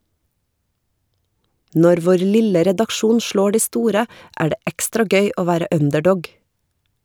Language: Norwegian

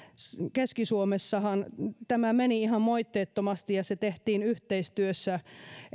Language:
Finnish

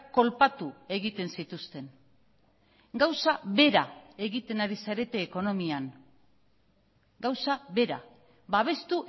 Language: Basque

